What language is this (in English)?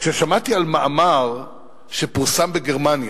Hebrew